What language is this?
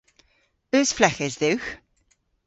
Cornish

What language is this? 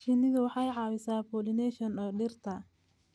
Somali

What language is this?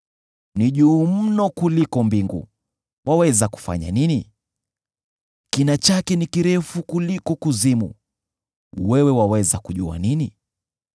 Swahili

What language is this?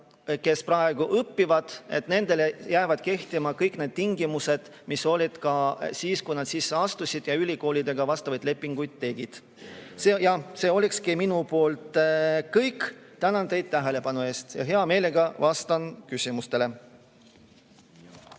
Estonian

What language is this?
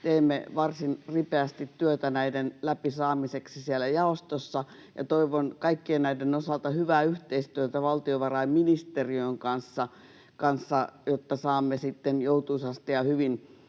Finnish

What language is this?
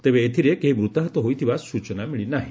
Odia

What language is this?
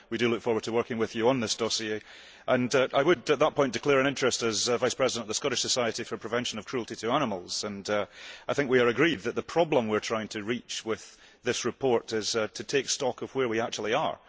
English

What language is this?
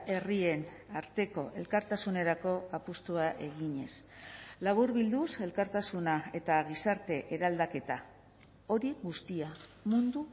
Basque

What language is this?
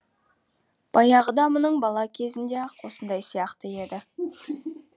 Kazakh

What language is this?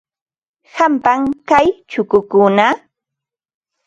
Ambo-Pasco Quechua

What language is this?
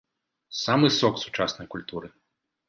Belarusian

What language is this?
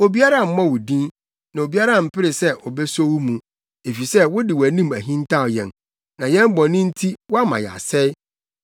Akan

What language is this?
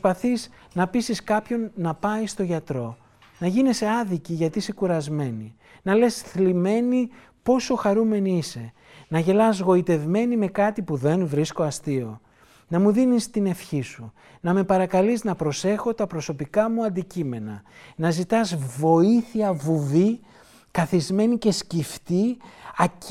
Greek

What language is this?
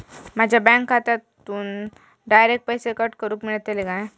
Marathi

